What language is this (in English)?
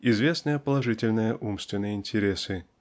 Russian